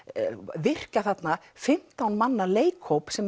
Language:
Icelandic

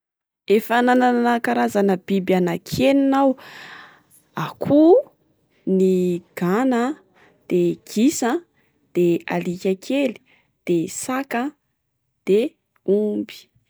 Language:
Malagasy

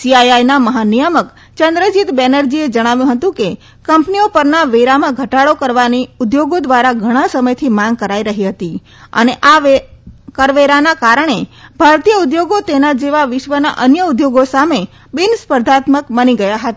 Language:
Gujarati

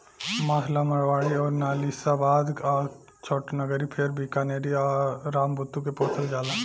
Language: Bhojpuri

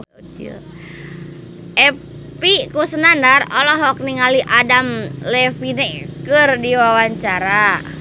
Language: Sundanese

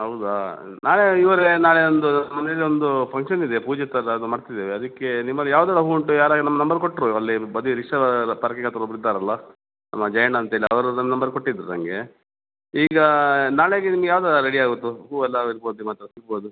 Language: Kannada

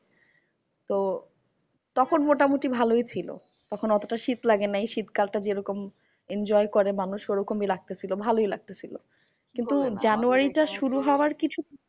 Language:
Bangla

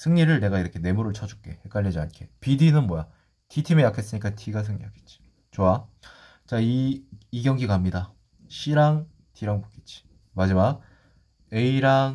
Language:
Korean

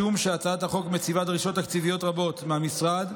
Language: Hebrew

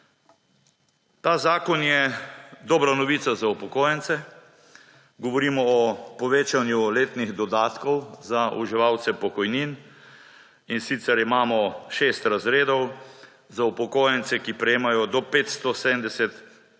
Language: Slovenian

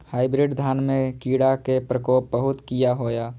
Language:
Maithili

